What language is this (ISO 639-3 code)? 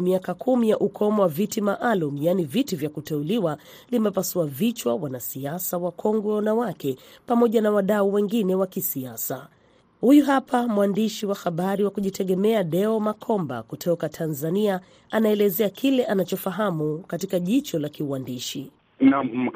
swa